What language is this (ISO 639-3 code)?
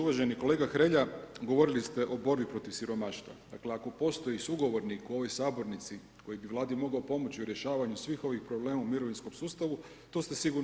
hrv